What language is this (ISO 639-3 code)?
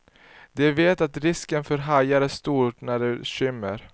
swe